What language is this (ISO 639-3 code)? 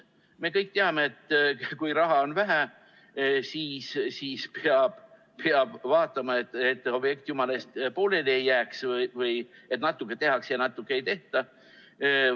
est